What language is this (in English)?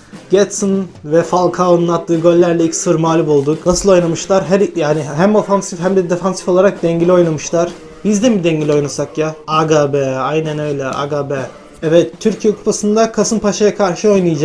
Turkish